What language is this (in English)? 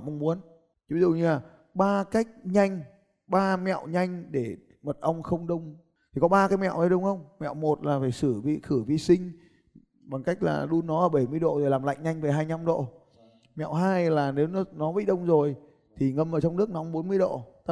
Vietnamese